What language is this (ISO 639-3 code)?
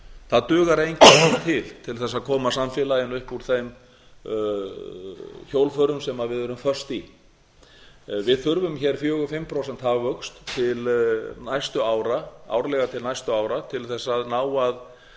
isl